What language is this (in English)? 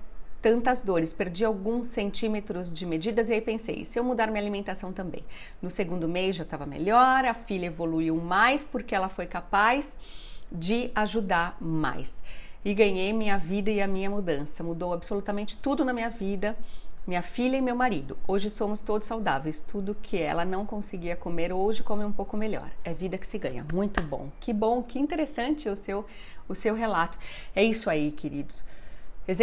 Portuguese